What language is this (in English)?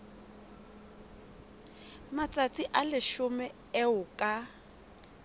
Southern Sotho